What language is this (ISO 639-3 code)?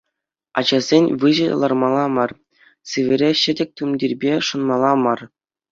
chv